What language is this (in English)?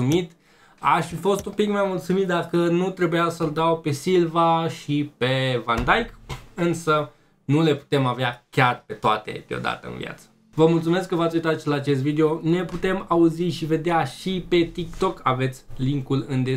Romanian